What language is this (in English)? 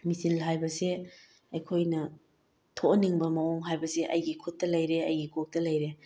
Manipuri